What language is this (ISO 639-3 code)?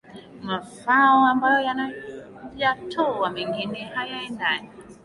swa